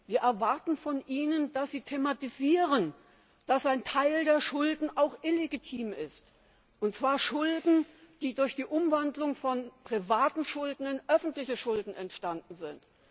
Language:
German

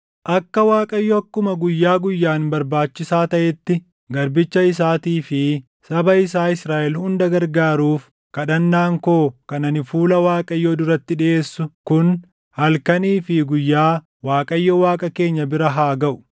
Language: Oromo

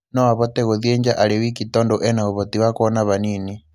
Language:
Kikuyu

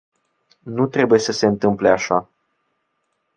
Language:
Romanian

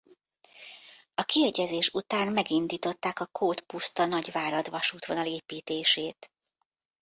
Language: Hungarian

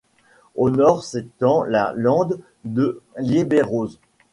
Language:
French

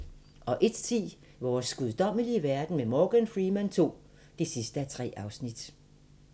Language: Danish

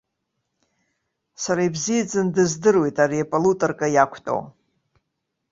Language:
Abkhazian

